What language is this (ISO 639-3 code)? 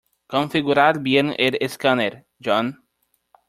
spa